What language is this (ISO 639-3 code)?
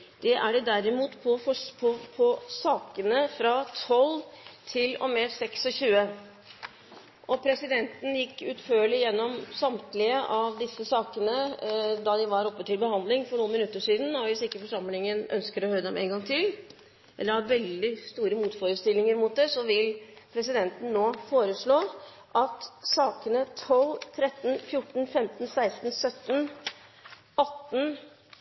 nob